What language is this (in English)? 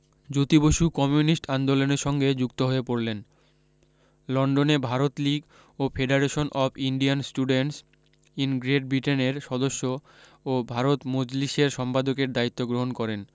Bangla